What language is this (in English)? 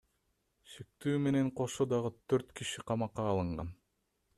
Kyrgyz